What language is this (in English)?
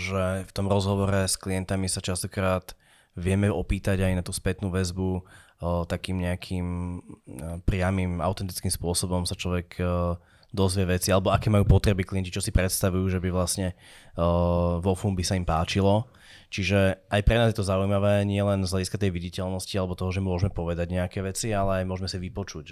Slovak